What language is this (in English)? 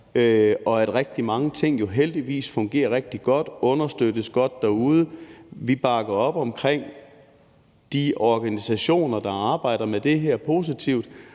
Danish